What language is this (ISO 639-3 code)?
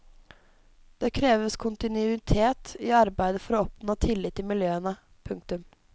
nor